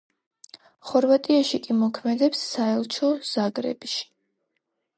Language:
Georgian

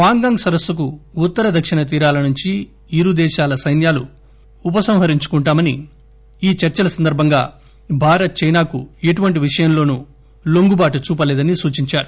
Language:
Telugu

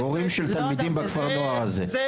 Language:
Hebrew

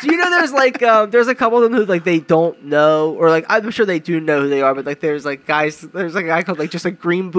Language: English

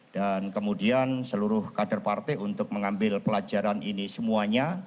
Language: Indonesian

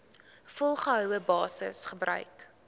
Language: Afrikaans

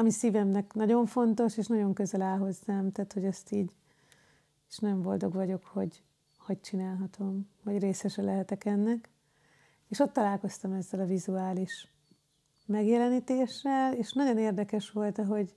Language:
Hungarian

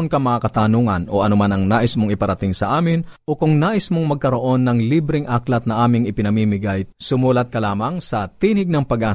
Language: Filipino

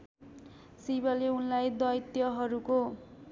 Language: Nepali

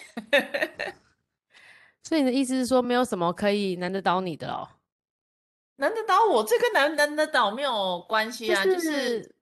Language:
Chinese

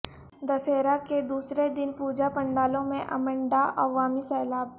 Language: Urdu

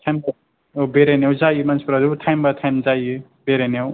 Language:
Bodo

